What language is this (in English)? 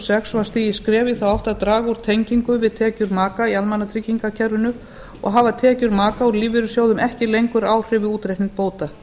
Icelandic